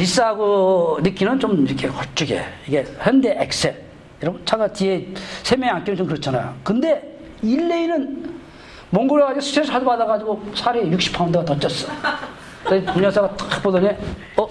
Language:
Korean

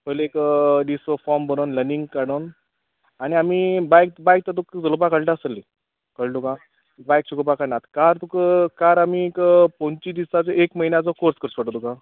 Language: Konkani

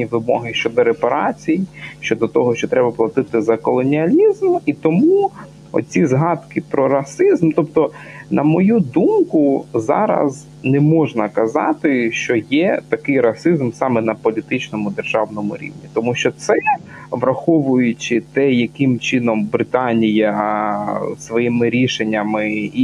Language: Ukrainian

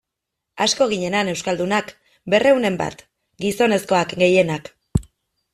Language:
Basque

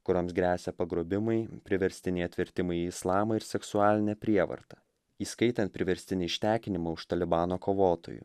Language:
Lithuanian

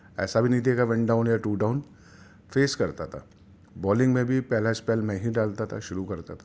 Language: Urdu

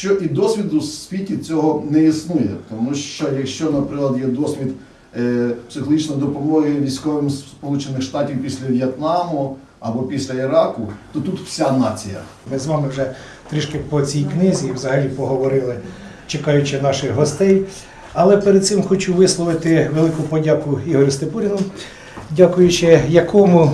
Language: Ukrainian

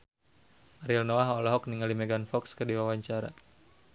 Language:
Sundanese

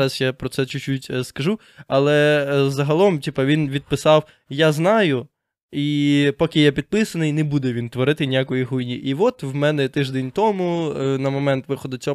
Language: Ukrainian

